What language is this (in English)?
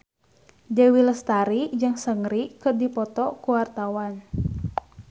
Sundanese